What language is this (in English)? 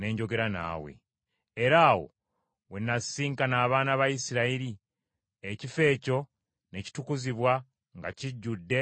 Ganda